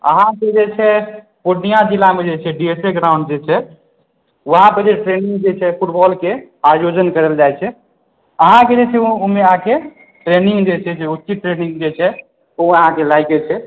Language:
Maithili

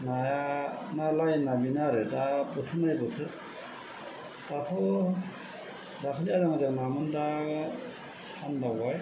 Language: Bodo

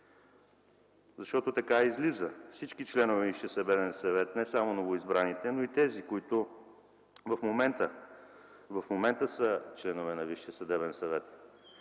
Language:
Bulgarian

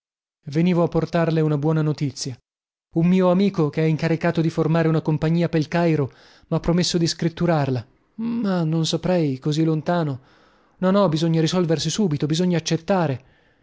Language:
Italian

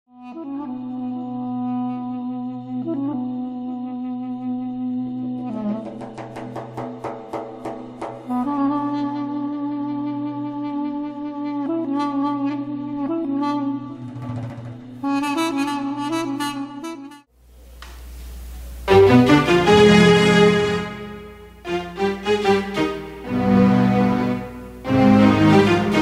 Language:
Arabic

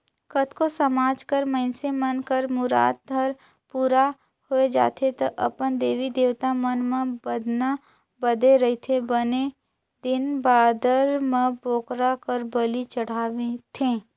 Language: Chhattisgarhi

